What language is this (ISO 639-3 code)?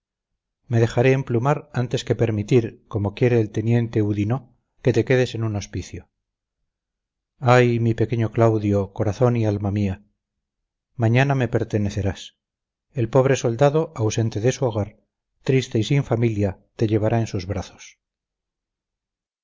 spa